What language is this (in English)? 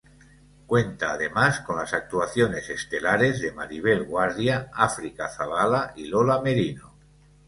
Spanish